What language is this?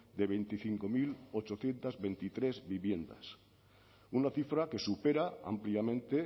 Spanish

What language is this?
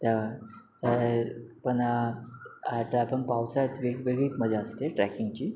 Marathi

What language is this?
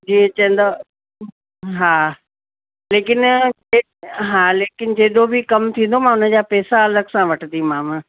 Sindhi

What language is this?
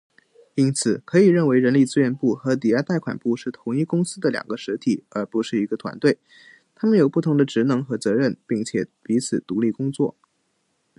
Chinese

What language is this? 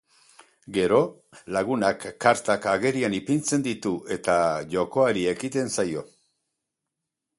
Basque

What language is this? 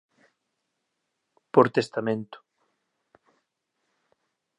Galician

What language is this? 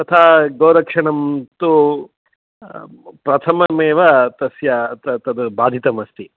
Sanskrit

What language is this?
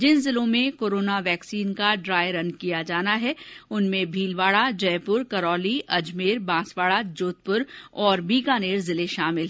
Hindi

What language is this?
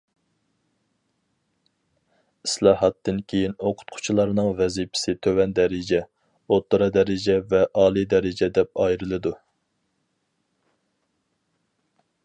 Uyghur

